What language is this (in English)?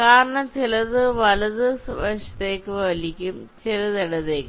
Malayalam